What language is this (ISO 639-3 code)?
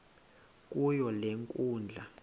xho